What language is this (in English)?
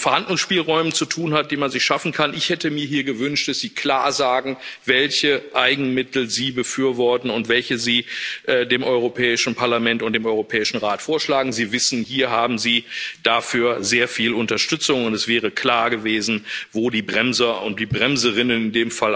German